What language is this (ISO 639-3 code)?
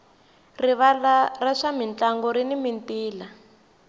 tso